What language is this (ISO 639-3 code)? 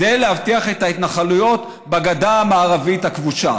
heb